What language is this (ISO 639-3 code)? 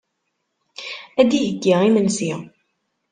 kab